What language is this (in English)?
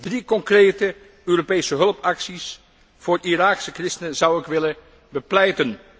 Dutch